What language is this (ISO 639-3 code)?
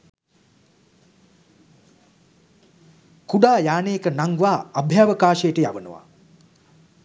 sin